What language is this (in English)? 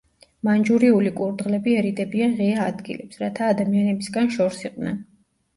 Georgian